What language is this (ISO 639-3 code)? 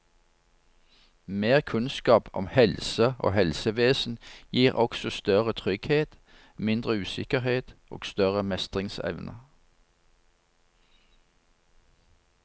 nor